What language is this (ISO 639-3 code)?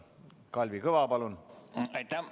est